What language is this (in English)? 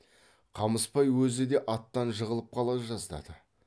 Kazakh